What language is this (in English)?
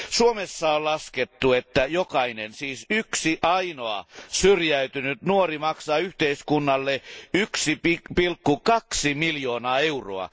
Finnish